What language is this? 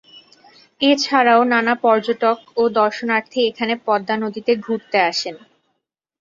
Bangla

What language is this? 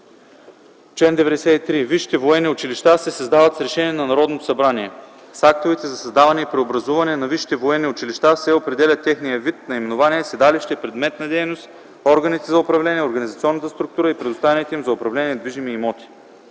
Bulgarian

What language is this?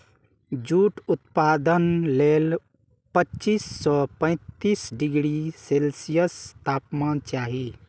Maithili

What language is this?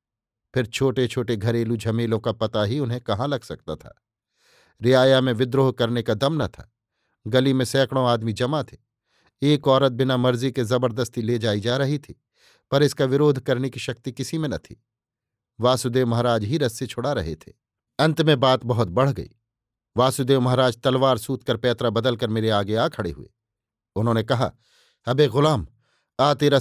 Hindi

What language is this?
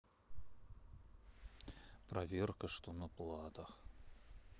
Russian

